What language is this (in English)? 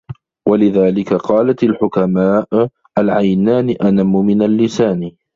Arabic